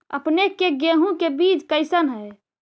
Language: Magahi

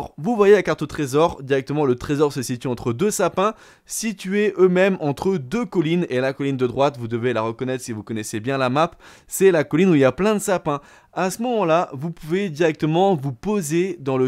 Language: French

